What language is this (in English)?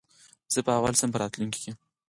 Pashto